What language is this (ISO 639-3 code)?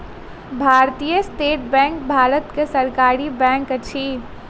mai